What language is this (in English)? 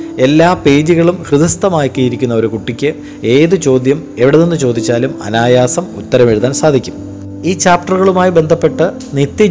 Malayalam